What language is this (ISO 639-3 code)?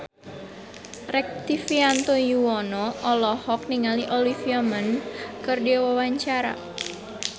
sun